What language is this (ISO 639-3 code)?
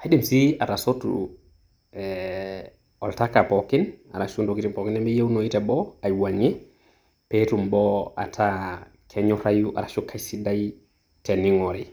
mas